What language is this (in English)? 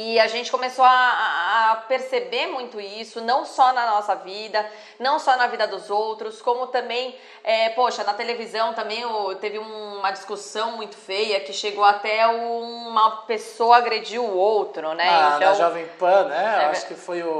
Portuguese